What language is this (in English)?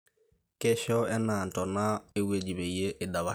Masai